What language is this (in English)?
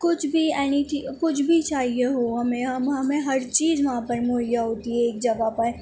Urdu